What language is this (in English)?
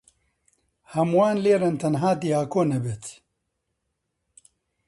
Central Kurdish